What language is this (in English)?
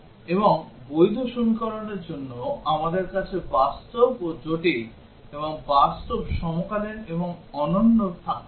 Bangla